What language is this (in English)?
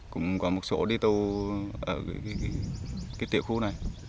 Vietnamese